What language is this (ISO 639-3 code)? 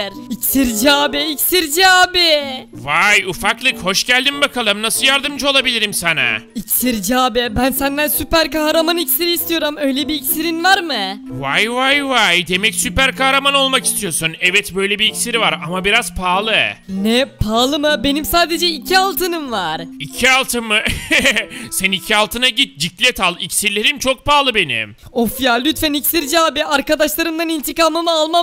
tur